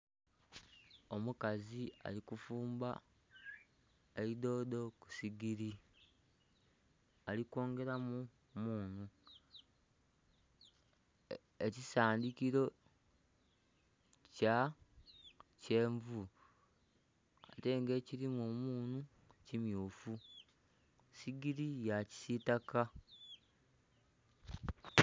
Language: Soga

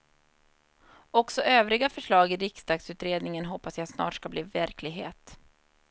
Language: Swedish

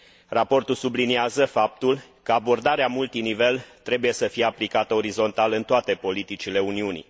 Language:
Romanian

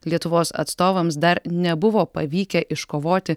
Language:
Lithuanian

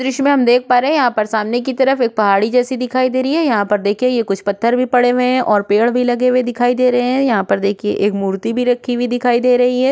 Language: Hindi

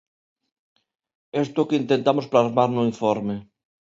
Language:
Galician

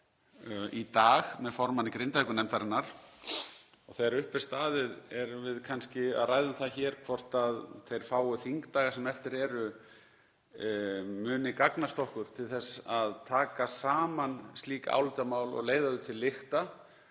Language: Icelandic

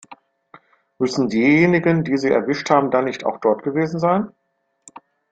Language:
German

